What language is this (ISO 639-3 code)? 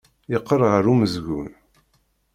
kab